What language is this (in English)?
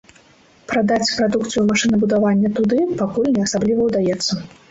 Belarusian